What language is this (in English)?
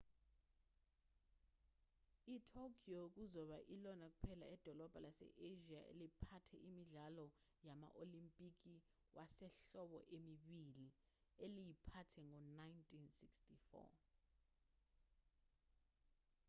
Zulu